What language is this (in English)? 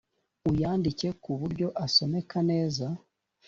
Kinyarwanda